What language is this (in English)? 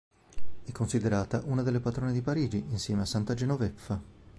Italian